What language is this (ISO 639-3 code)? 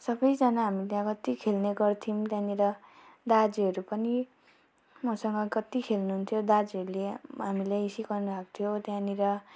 nep